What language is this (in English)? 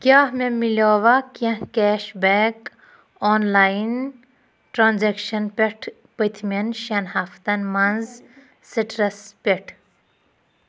Kashmiri